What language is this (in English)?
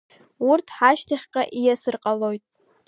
Abkhazian